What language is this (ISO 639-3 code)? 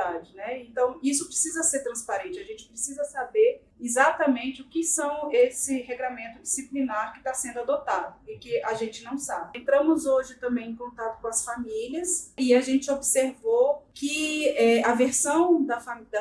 por